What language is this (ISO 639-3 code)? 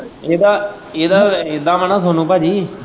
pan